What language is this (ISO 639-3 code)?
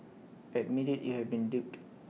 eng